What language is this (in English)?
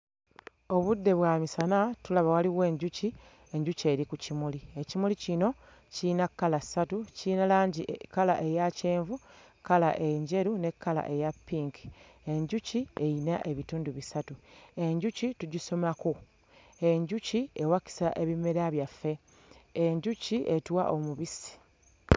Ganda